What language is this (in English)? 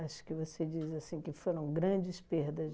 Portuguese